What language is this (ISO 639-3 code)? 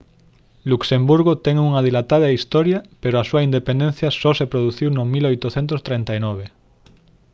glg